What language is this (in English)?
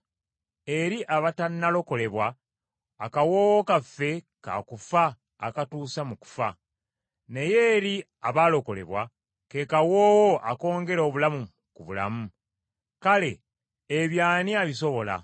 Ganda